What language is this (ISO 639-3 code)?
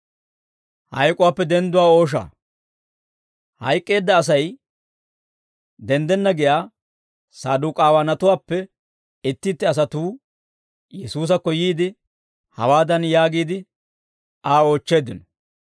dwr